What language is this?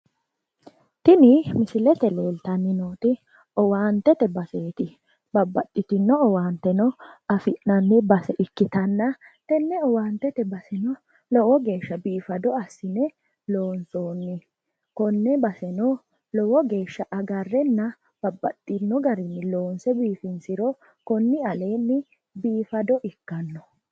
Sidamo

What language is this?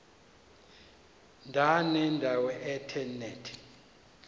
Xhosa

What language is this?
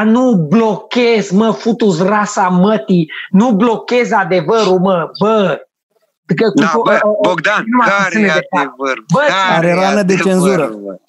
Romanian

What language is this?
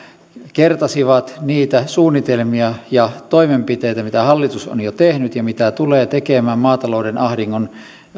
Finnish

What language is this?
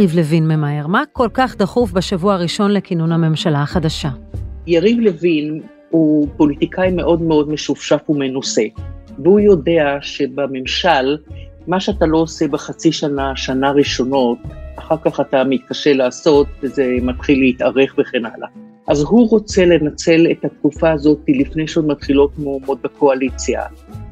Hebrew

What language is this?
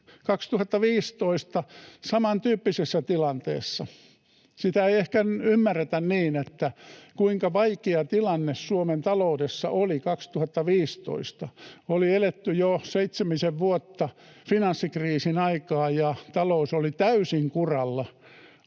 Finnish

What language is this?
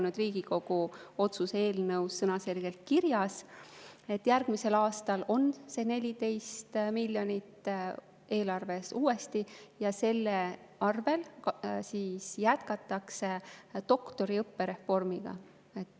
Estonian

